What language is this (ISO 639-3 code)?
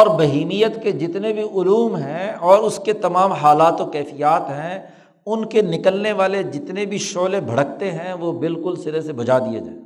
urd